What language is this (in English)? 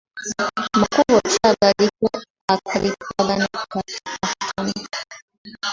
Ganda